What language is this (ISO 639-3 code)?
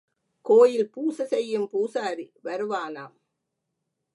tam